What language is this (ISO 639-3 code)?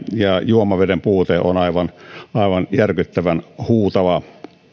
fin